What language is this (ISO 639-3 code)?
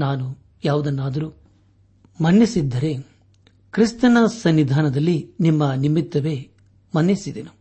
kan